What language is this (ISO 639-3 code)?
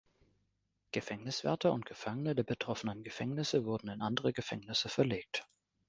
deu